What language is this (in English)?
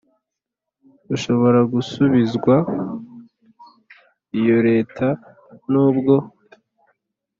Kinyarwanda